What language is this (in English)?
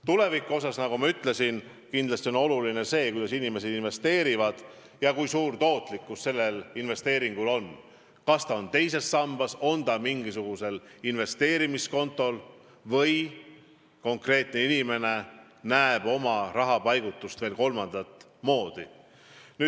Estonian